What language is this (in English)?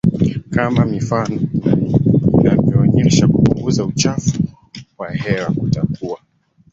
Swahili